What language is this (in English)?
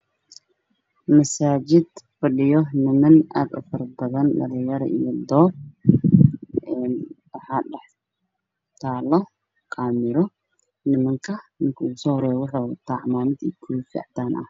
Somali